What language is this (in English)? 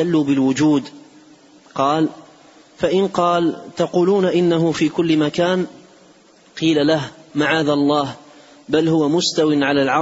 Arabic